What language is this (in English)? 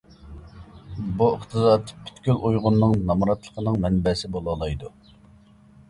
Uyghur